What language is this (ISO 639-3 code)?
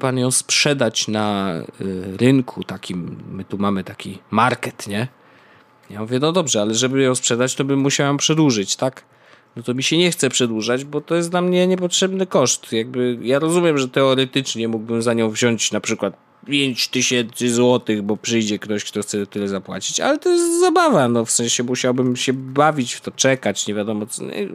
pol